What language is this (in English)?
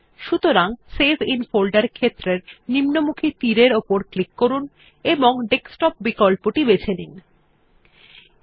Bangla